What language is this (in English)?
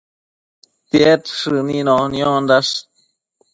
Matsés